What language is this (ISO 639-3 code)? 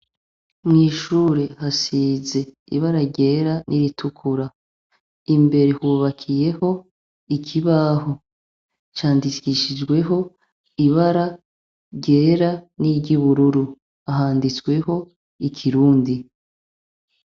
run